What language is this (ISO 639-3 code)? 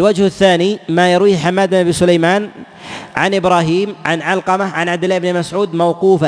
ara